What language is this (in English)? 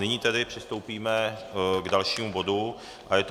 Czech